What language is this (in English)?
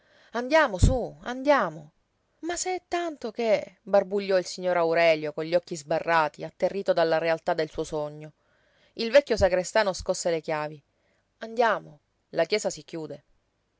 Italian